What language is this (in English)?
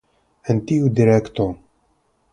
Esperanto